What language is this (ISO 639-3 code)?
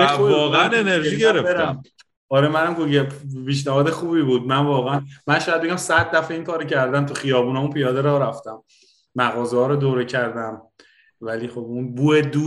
fas